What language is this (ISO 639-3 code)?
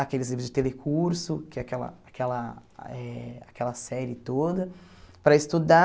por